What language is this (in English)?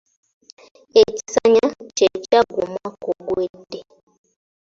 Ganda